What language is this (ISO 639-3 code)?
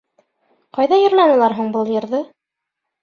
bak